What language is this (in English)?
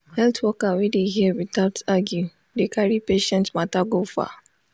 Nigerian Pidgin